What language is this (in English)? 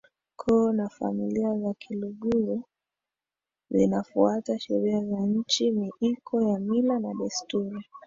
Swahili